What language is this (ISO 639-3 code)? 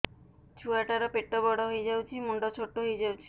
ori